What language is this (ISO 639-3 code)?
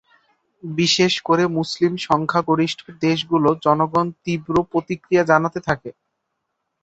ben